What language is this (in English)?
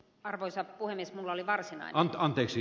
Finnish